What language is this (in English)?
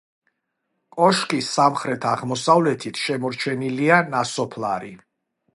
Georgian